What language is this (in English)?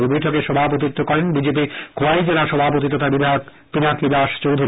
Bangla